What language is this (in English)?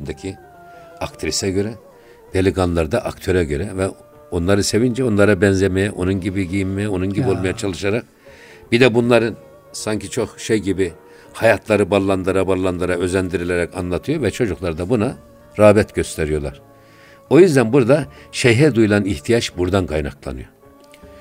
Turkish